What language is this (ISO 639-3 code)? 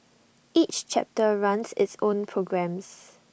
eng